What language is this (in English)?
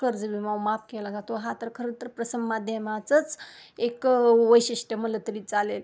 Marathi